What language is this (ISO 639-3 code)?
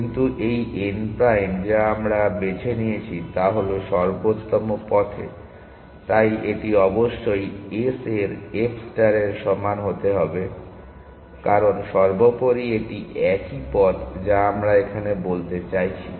ben